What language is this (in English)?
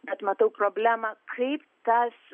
Lithuanian